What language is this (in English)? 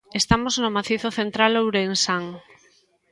Galician